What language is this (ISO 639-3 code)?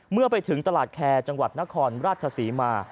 tha